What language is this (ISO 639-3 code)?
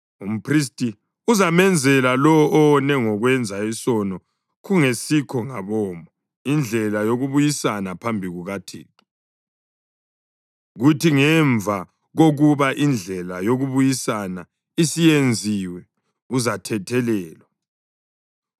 nde